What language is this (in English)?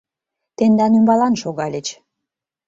Mari